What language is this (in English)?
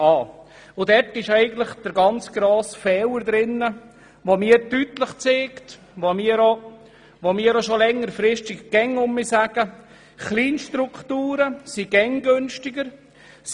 Swiss German